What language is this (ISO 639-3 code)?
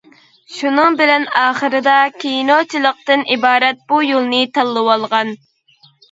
uig